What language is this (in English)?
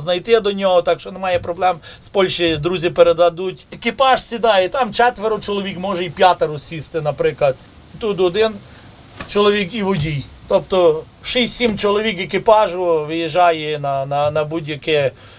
Ukrainian